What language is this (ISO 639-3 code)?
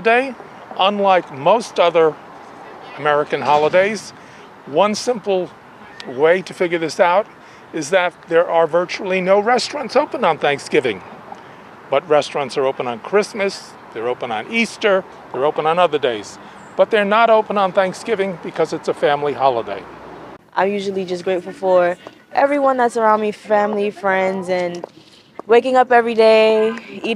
fra